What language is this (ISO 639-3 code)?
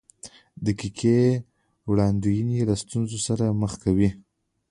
pus